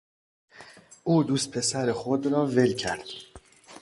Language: Persian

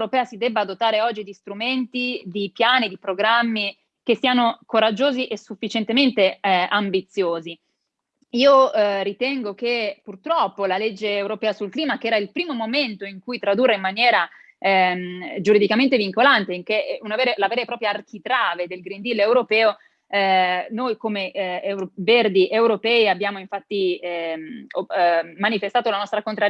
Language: Italian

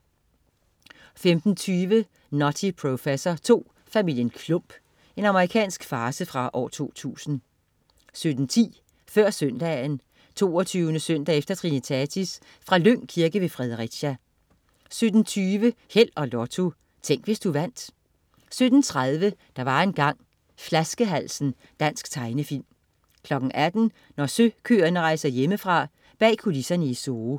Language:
Danish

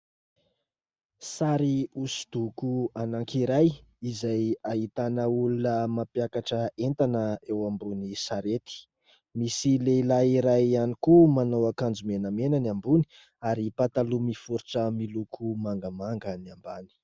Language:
Malagasy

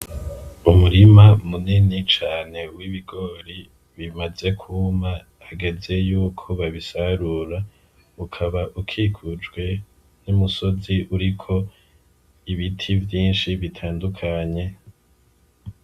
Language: Rundi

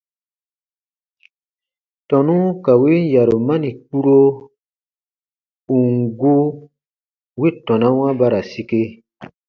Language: Baatonum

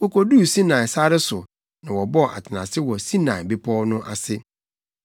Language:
Akan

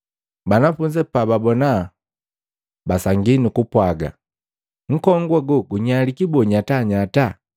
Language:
Matengo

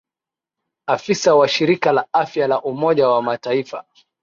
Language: Swahili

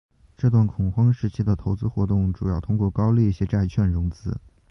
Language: Chinese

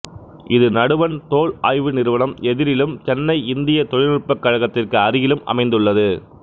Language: Tamil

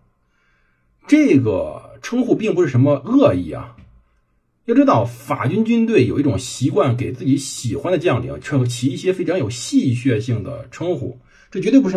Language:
Chinese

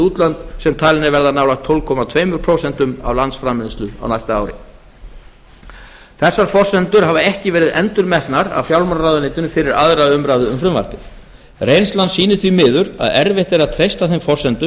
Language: Icelandic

